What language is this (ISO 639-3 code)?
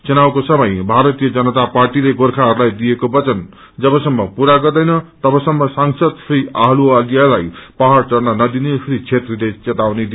nep